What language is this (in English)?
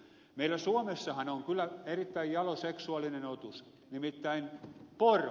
Finnish